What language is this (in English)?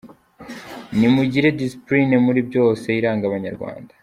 Kinyarwanda